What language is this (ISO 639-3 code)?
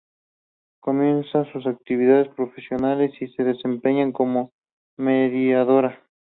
spa